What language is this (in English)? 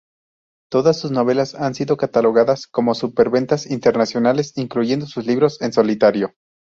Spanish